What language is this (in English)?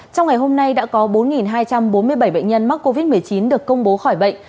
Vietnamese